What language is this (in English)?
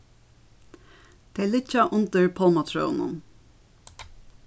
Faroese